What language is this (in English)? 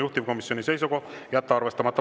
Estonian